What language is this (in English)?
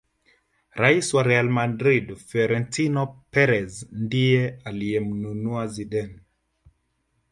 Swahili